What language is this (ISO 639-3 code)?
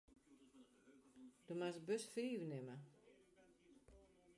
fry